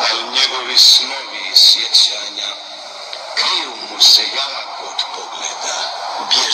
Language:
Korean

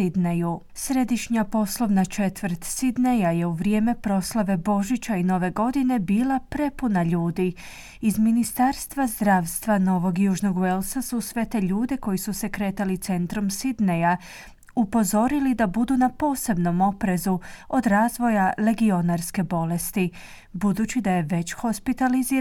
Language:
Croatian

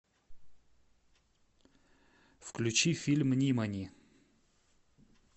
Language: Russian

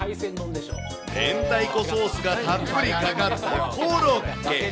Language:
Japanese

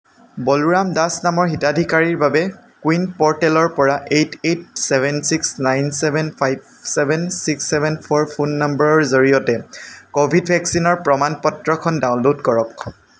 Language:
Assamese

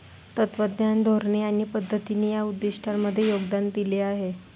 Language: Marathi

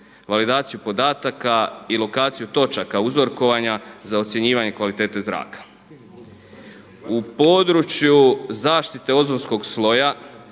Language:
Croatian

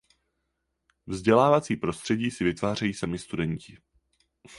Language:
Czech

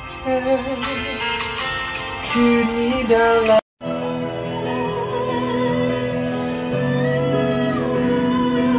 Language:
Thai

